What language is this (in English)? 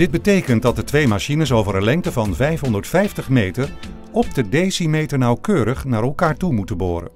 Dutch